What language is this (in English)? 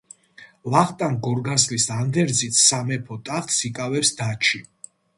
Georgian